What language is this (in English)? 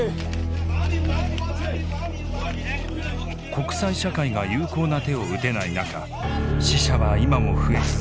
Japanese